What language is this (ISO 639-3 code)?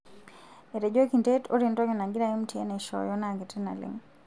mas